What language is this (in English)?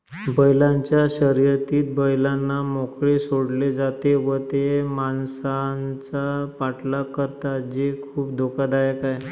Marathi